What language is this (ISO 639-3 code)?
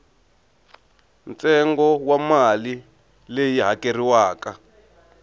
tso